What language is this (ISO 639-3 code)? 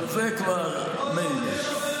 heb